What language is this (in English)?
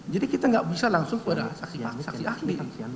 Indonesian